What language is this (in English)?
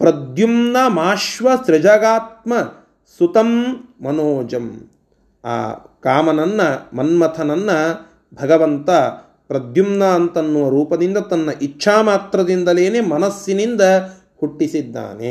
Kannada